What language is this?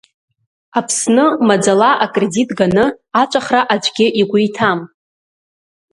Abkhazian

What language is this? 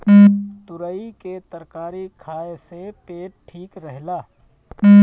Bhojpuri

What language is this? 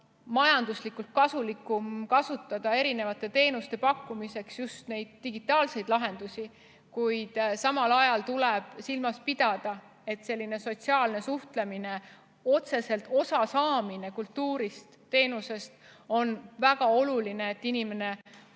Estonian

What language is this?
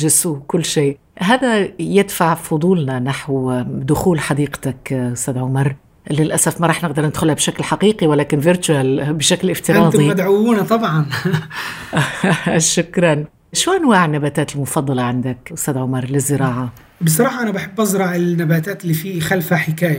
Arabic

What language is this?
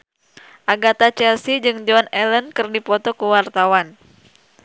Sundanese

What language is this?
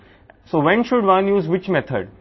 Telugu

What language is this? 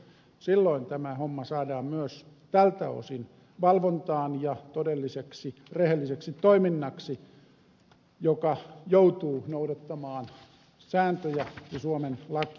Finnish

